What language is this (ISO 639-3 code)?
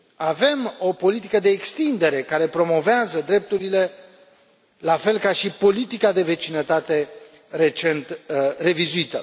ron